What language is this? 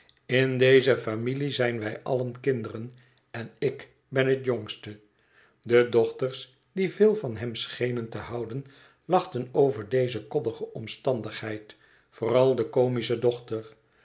Dutch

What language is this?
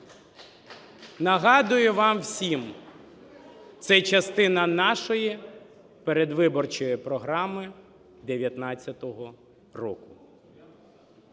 Ukrainian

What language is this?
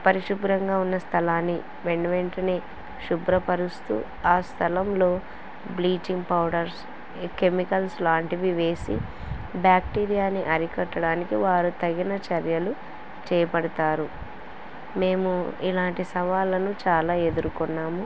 Telugu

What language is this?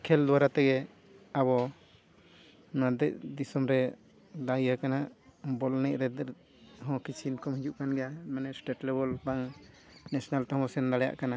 Santali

